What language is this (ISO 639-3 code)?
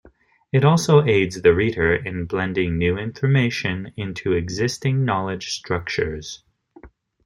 eng